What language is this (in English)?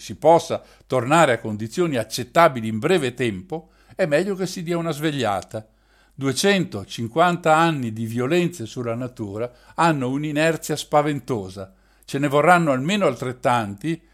Italian